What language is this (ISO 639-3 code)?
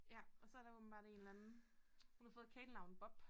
dan